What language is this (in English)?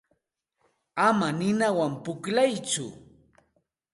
Santa Ana de Tusi Pasco Quechua